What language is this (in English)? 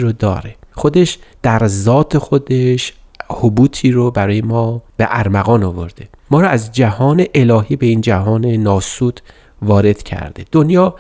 Persian